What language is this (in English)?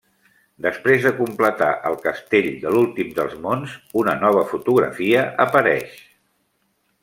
Catalan